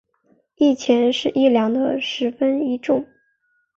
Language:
Chinese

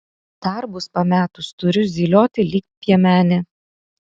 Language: Lithuanian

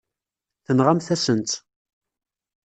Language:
Kabyle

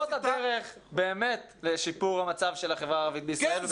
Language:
Hebrew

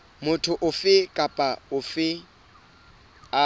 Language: Southern Sotho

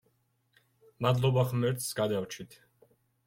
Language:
Georgian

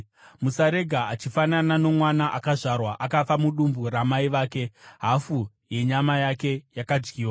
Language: Shona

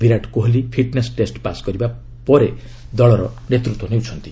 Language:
Odia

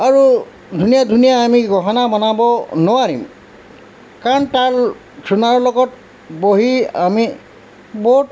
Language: Assamese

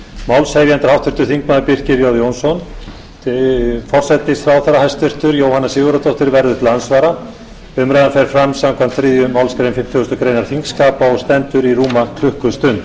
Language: Icelandic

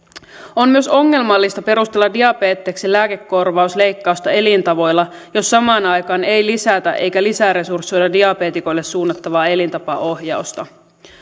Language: Finnish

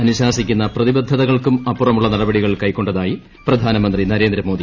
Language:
Malayalam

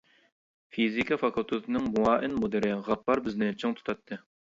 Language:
Uyghur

